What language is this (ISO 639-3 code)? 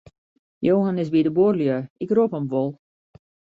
fry